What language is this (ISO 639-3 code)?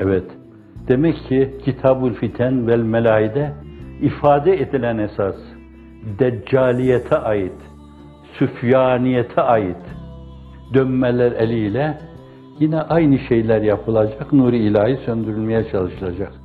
tur